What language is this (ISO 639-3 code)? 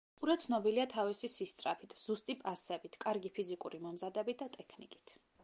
kat